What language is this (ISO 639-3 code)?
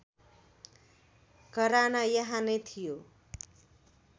nep